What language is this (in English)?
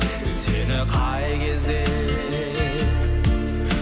Kazakh